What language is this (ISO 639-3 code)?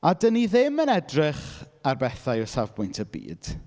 cym